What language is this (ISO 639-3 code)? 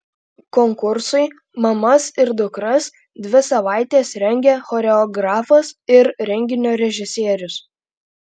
lit